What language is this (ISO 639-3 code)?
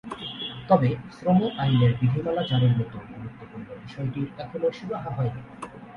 ben